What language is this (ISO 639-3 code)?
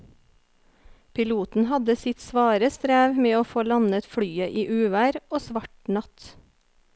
nor